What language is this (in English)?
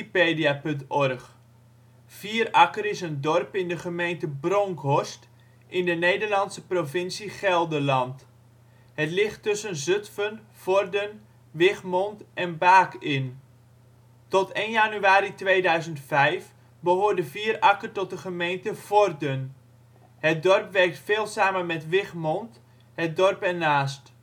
Dutch